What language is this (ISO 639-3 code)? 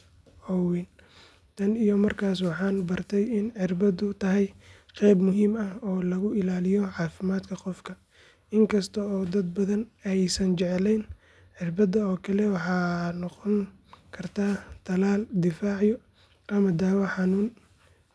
som